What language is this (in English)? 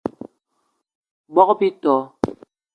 Eton (Cameroon)